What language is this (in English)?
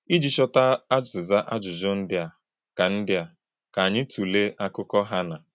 Igbo